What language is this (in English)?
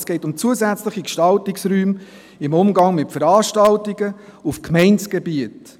Swiss German